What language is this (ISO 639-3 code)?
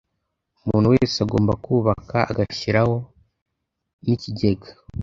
kin